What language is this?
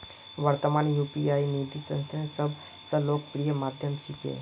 Magahi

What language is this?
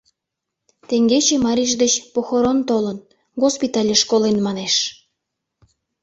Mari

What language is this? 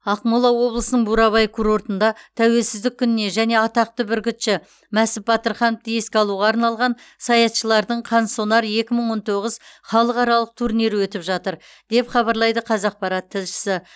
Kazakh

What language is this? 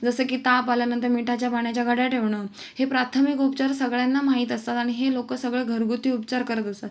Marathi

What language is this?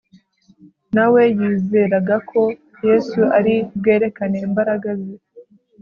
Kinyarwanda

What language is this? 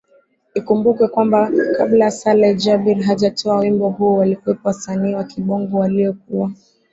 Swahili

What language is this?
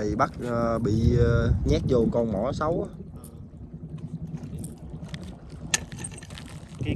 Vietnamese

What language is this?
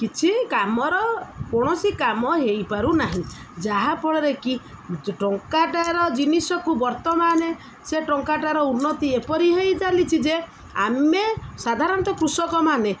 Odia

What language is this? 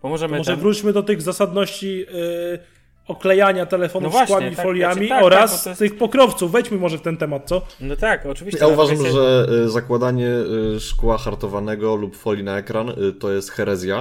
Polish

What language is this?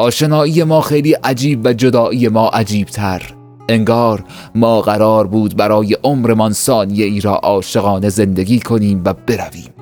Persian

